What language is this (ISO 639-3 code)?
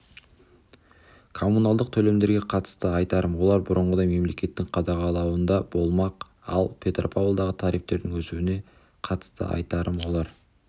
kaz